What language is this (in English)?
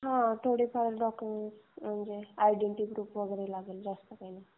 Marathi